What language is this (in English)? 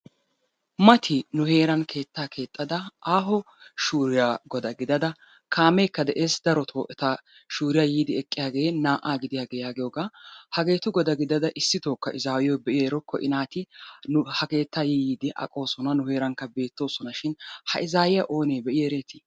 Wolaytta